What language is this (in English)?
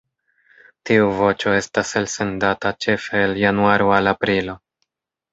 Esperanto